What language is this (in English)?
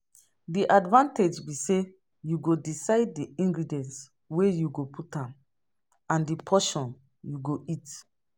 Nigerian Pidgin